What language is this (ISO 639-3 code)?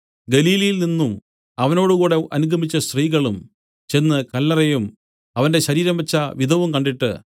mal